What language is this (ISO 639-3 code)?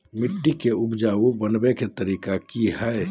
mag